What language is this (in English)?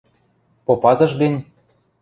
Western Mari